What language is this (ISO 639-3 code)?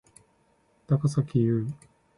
jpn